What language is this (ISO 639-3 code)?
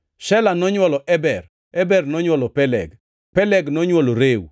luo